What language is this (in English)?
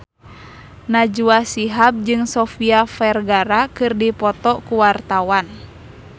Sundanese